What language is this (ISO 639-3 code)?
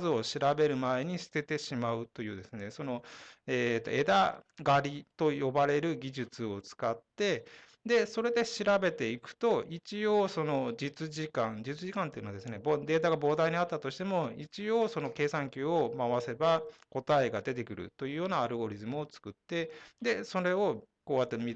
jpn